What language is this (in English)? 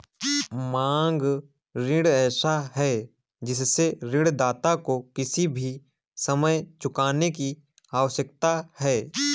Hindi